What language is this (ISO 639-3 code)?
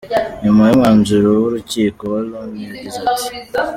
kin